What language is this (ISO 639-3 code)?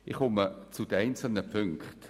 gsw